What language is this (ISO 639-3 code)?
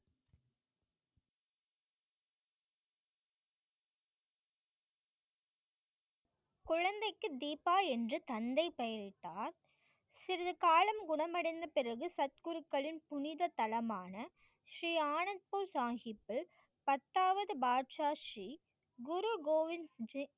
tam